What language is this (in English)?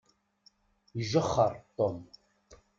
Kabyle